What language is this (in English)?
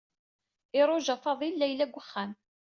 Kabyle